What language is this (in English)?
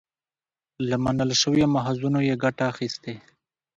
Pashto